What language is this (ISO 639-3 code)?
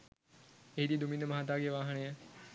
sin